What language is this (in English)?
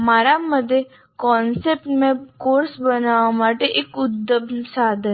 Gujarati